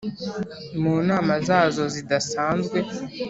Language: Kinyarwanda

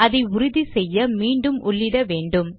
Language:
Tamil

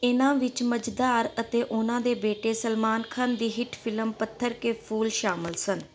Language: Punjabi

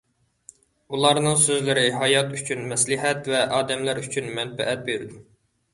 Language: Uyghur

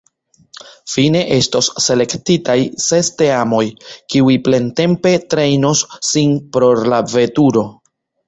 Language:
Esperanto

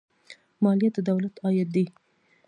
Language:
Pashto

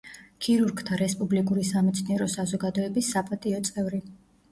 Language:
Georgian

